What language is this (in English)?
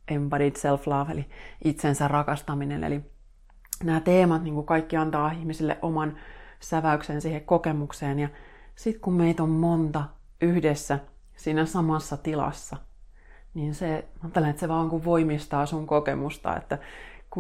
Finnish